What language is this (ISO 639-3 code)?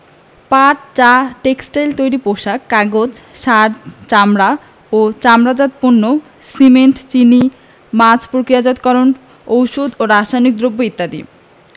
ben